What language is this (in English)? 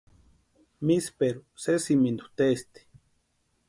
Western Highland Purepecha